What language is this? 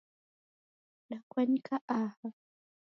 Taita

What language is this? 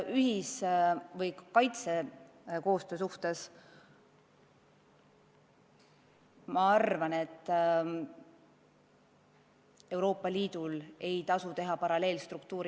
Estonian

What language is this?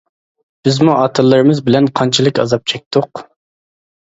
Uyghur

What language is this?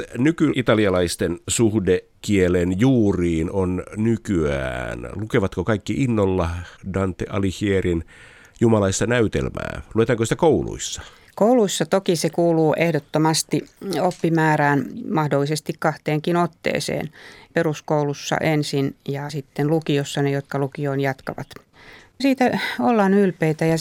Finnish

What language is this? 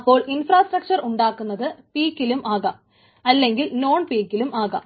Malayalam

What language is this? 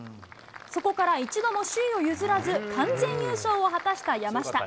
Japanese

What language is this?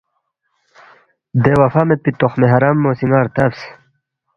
Balti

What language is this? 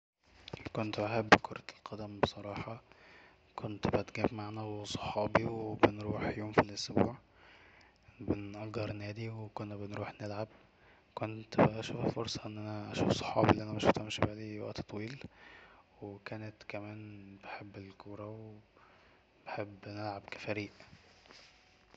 Egyptian Arabic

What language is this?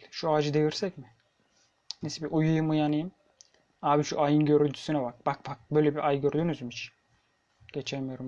Turkish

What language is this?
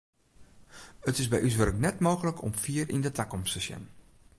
Western Frisian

